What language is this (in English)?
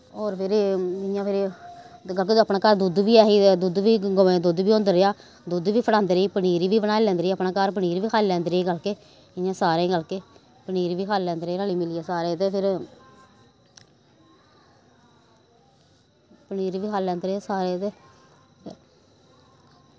Dogri